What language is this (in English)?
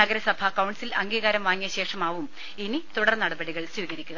Malayalam